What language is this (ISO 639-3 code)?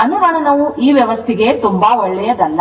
kan